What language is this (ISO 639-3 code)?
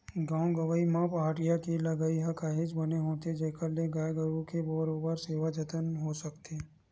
hne